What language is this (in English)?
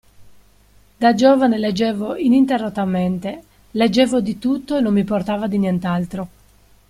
Italian